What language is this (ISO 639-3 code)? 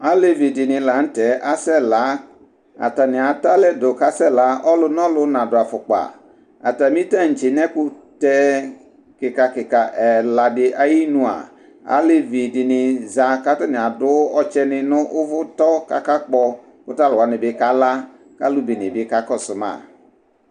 kpo